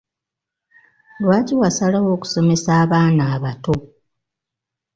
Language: Ganda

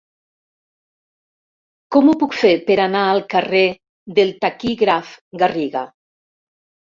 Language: Catalan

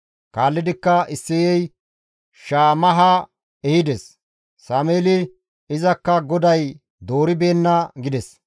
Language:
Gamo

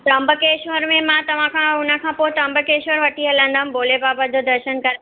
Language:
Sindhi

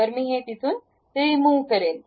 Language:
Marathi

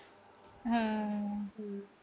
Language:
Punjabi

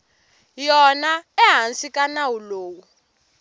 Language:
Tsonga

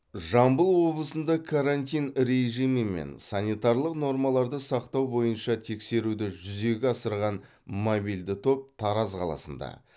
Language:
Kazakh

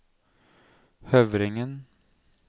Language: Norwegian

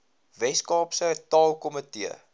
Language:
Afrikaans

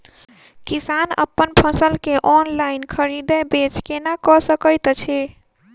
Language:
Maithili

